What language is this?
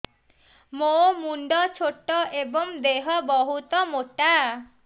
Odia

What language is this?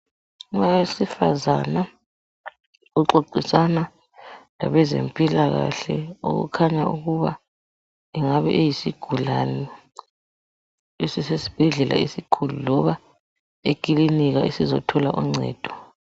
North Ndebele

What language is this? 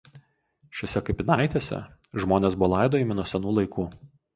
Lithuanian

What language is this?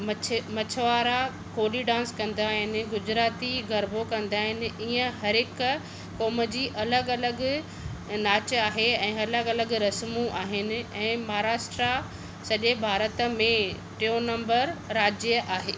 Sindhi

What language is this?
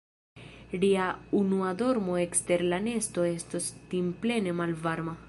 Esperanto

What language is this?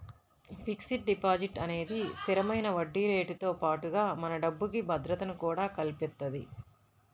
Telugu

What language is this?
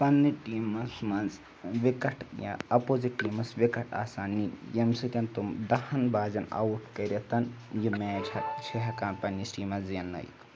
Kashmiri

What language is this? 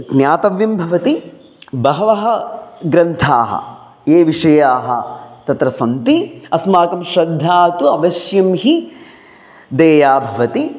Sanskrit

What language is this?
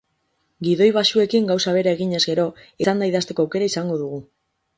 Basque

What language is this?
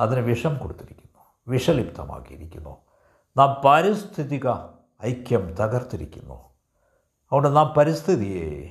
Malayalam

